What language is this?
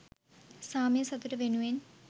Sinhala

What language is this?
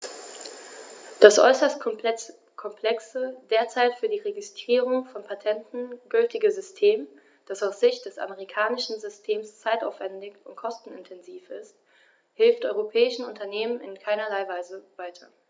German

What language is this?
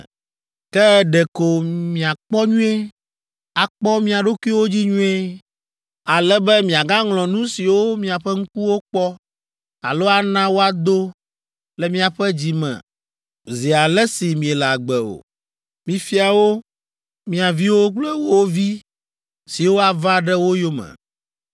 Ewe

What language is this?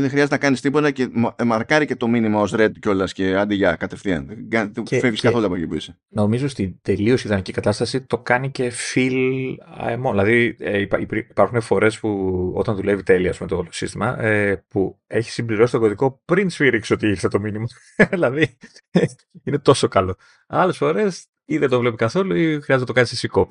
Greek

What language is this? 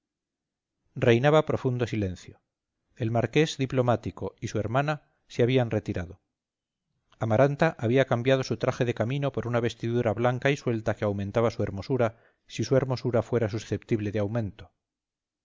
Spanish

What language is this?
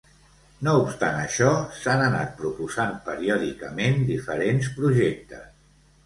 Catalan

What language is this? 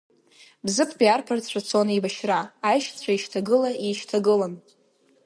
Abkhazian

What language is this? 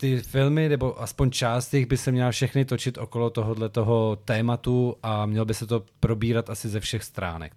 Czech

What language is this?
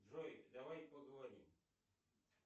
Russian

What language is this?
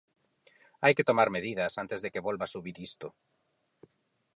Galician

